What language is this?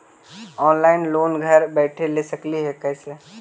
Magahi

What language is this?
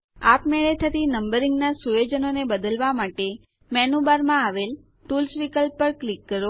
Gujarati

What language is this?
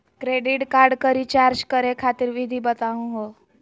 Magahi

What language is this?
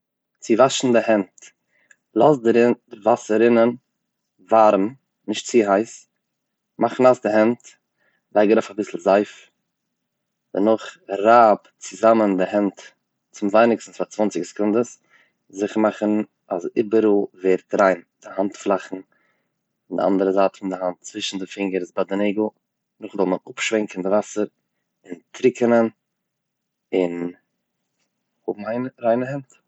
Yiddish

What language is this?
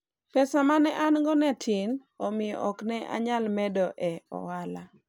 Luo (Kenya and Tanzania)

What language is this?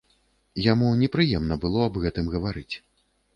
Belarusian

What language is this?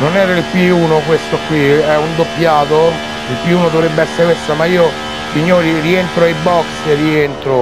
Italian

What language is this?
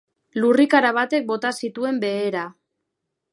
Basque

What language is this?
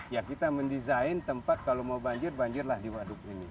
Indonesian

